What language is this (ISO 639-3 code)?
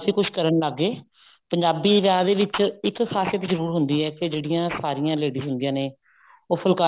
pan